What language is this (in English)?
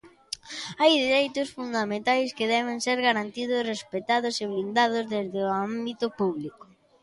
Galician